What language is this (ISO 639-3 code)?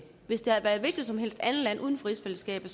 dan